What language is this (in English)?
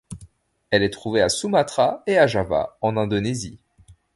French